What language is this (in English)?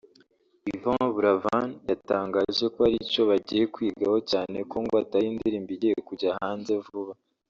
Kinyarwanda